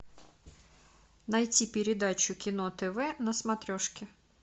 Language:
Russian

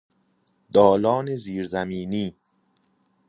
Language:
Persian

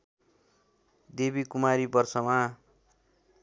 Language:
Nepali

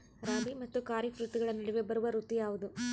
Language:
Kannada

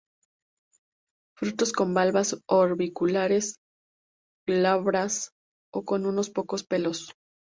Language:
Spanish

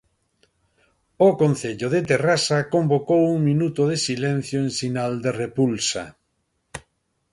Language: Galician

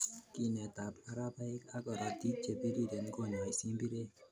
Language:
Kalenjin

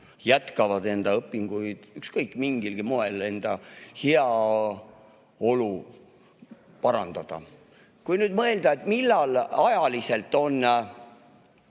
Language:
Estonian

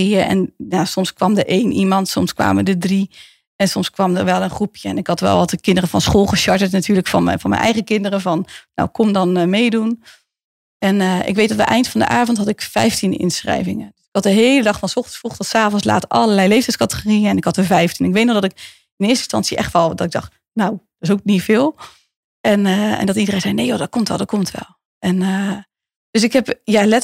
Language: Dutch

